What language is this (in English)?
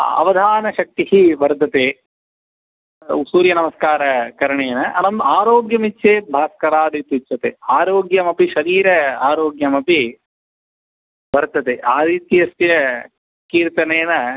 Sanskrit